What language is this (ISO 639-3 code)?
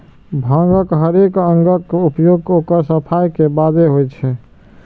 mai